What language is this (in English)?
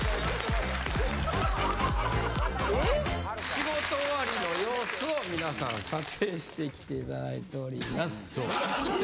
Japanese